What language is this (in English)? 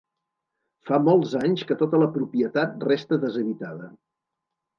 Catalan